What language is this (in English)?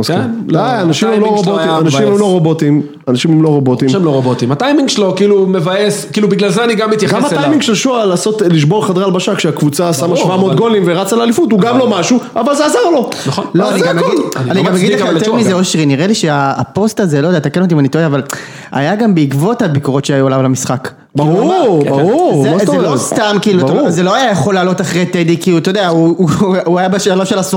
Hebrew